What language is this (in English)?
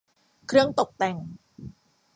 Thai